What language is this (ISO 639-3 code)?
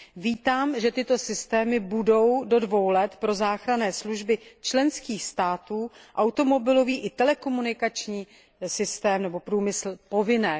ces